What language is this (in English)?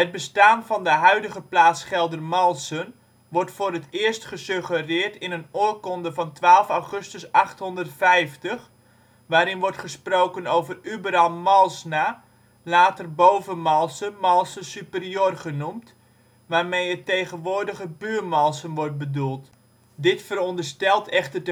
Dutch